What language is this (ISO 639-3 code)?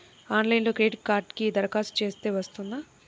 tel